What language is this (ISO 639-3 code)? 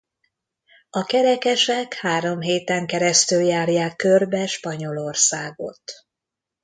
hun